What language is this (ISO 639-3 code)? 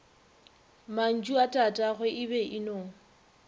nso